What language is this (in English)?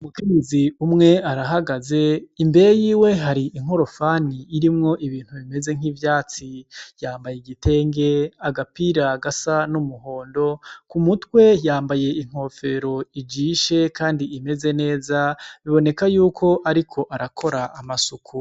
Rundi